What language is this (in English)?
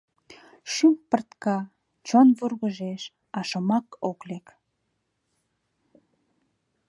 Mari